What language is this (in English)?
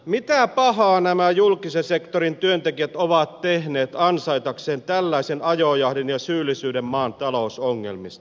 Finnish